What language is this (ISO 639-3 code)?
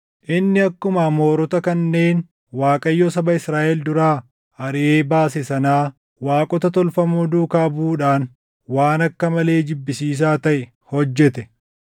orm